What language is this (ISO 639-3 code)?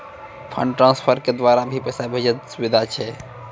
mai